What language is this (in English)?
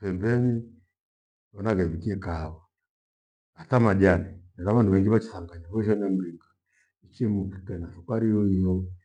Gweno